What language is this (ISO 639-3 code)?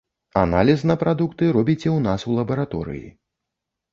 bel